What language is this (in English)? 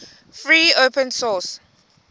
Xhosa